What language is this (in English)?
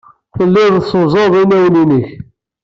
Kabyle